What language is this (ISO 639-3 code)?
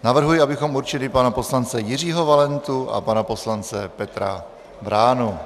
ces